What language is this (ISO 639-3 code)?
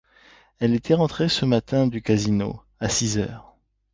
fra